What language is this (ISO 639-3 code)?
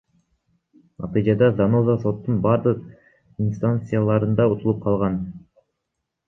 kir